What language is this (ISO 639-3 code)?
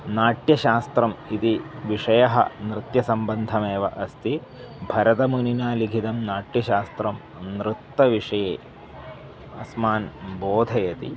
san